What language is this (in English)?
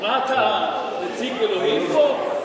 Hebrew